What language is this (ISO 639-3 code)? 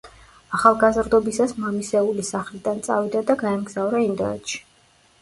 kat